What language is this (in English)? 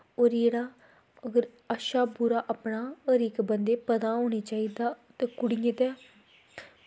Dogri